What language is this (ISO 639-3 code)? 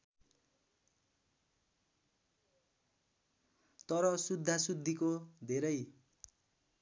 nep